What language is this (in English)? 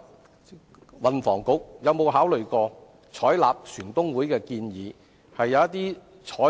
Cantonese